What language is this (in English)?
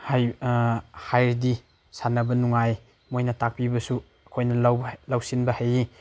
Manipuri